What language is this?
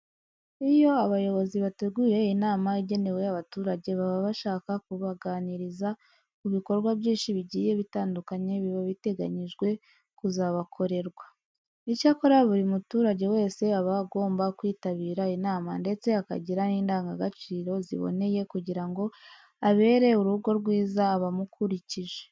Kinyarwanda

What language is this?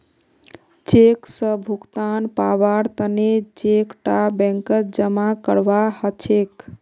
Magahi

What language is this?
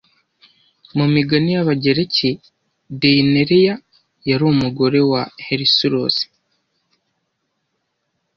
Kinyarwanda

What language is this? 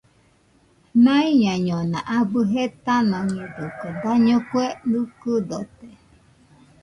Nüpode Huitoto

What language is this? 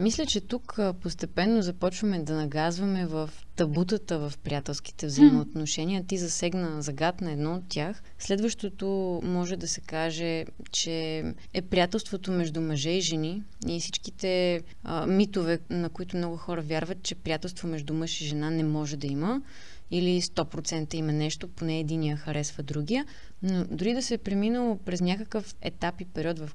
Bulgarian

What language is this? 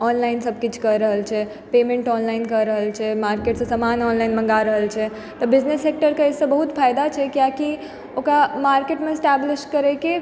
Maithili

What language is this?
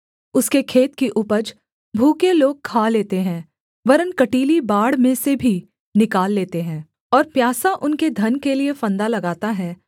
Hindi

